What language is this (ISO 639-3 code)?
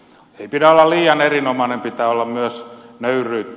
fin